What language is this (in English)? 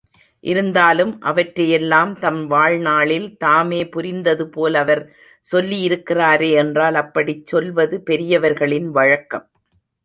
Tamil